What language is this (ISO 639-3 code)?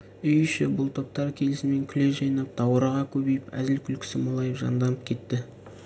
kaz